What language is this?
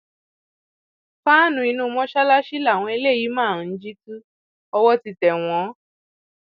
Yoruba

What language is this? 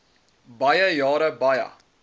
Afrikaans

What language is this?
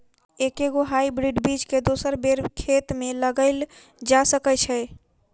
Maithili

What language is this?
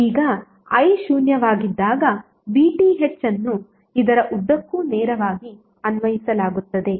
Kannada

